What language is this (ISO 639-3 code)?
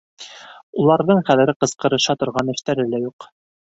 bak